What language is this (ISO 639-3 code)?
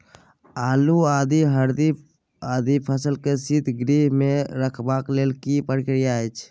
mai